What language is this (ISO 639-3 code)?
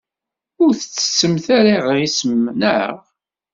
kab